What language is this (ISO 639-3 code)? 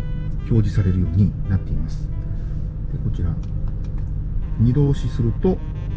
jpn